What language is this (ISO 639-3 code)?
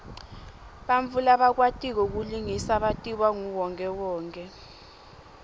ssw